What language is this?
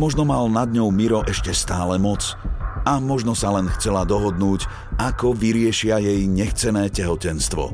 Slovak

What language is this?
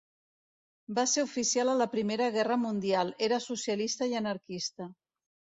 Catalan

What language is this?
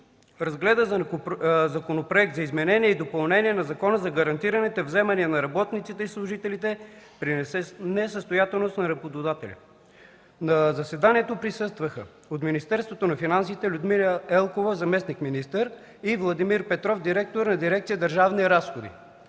Bulgarian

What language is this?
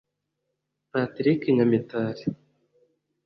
Kinyarwanda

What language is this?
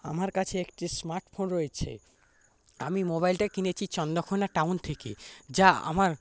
Bangla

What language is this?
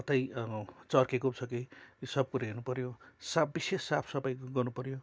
Nepali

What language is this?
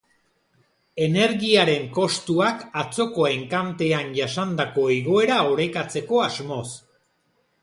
Basque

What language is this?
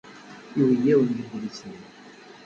Kabyle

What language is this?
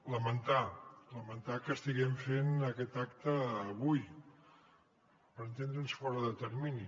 Catalan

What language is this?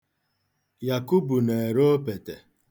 Igbo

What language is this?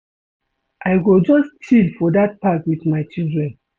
Nigerian Pidgin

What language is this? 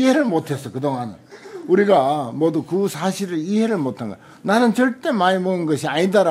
Korean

